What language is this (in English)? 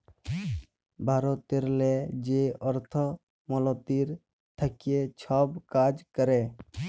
Bangla